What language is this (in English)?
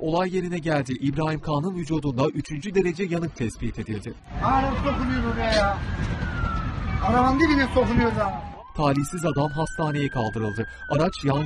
Turkish